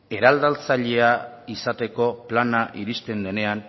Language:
Basque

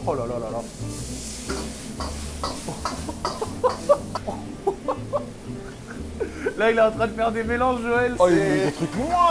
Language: French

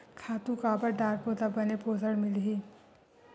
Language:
Chhattisgarhi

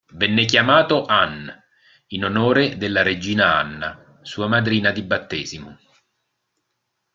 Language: Italian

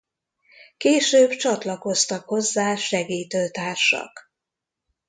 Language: Hungarian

